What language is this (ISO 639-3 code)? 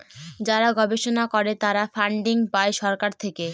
ben